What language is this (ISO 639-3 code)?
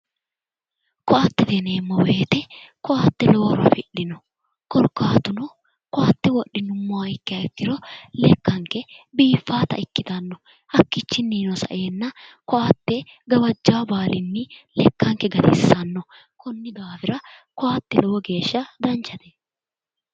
sid